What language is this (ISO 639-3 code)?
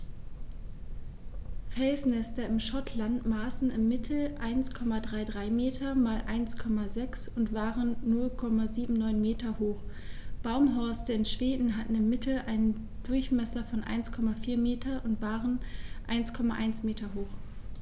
deu